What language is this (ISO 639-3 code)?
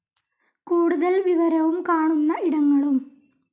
mal